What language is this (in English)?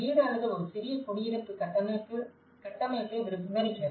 Tamil